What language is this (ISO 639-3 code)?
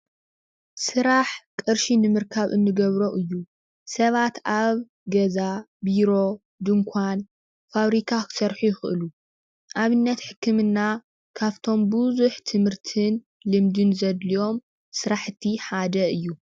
tir